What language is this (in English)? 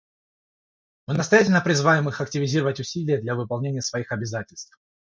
Russian